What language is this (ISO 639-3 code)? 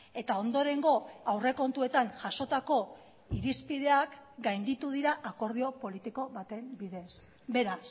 eus